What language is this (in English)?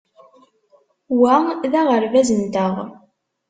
Kabyle